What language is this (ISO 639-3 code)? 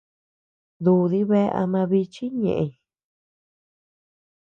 cux